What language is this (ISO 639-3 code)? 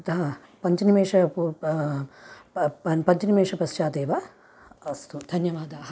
san